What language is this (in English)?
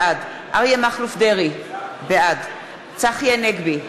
Hebrew